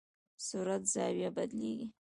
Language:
Pashto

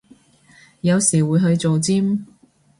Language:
Cantonese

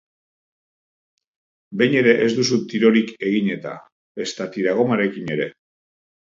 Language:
Basque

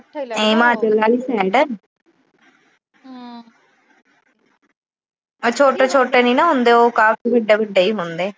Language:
Punjabi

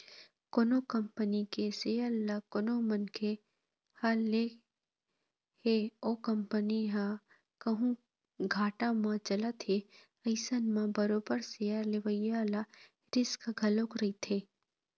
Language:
Chhattisgarhi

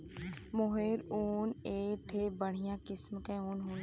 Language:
Bhojpuri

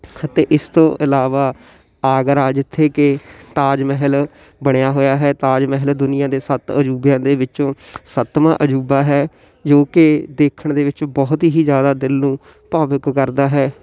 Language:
Punjabi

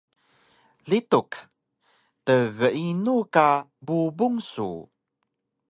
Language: Taroko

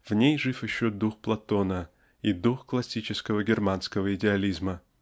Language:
Russian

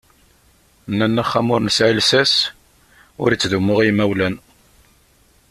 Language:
Kabyle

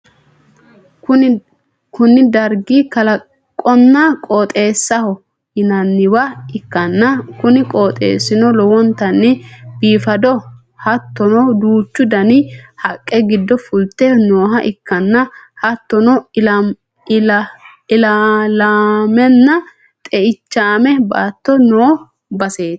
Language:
Sidamo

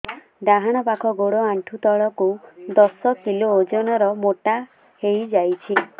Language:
Odia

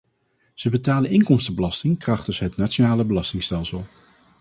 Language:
Dutch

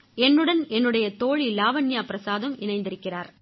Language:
Tamil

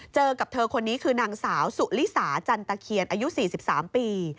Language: Thai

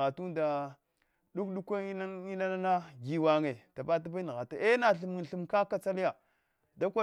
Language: Hwana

